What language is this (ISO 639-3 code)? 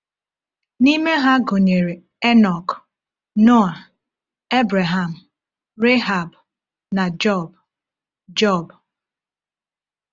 ibo